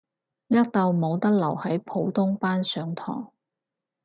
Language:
Cantonese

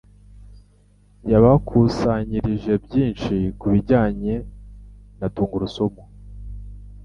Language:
Kinyarwanda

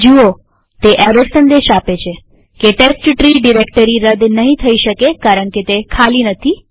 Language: Gujarati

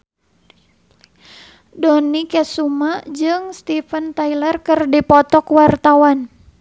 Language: Sundanese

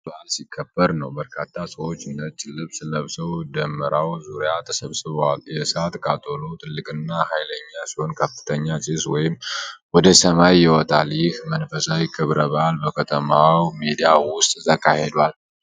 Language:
Amharic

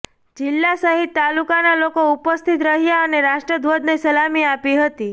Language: Gujarati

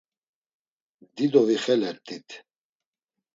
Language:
Laz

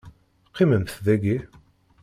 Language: Kabyle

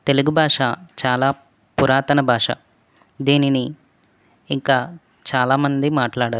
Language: Telugu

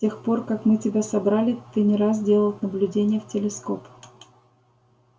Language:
Russian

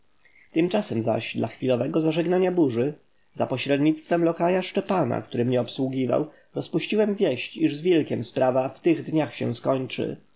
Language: Polish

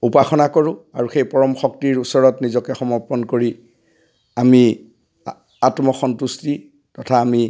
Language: Assamese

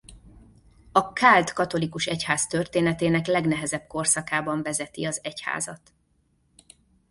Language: Hungarian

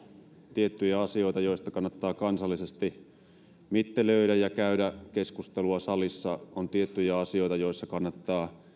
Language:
Finnish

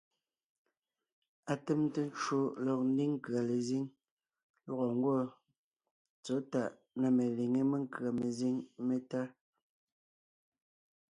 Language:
Ngiemboon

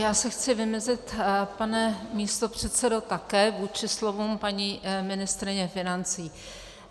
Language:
Czech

